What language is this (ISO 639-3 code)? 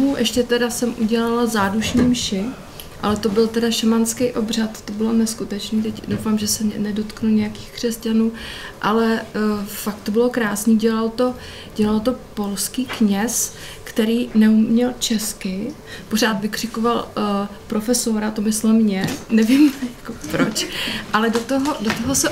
ces